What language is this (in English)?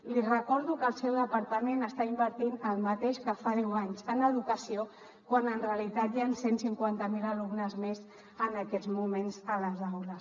Catalan